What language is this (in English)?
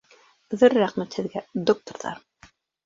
Bashkir